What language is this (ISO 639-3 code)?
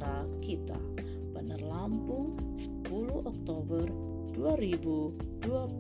ind